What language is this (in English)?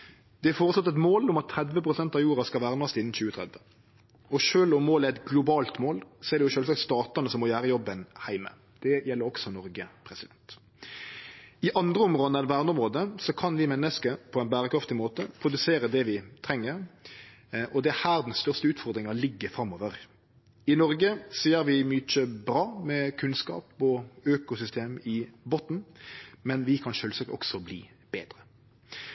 Norwegian Nynorsk